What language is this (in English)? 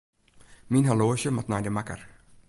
Western Frisian